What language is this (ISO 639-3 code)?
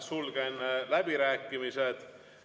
est